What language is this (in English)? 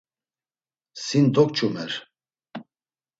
Laz